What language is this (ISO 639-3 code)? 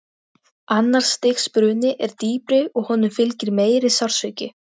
isl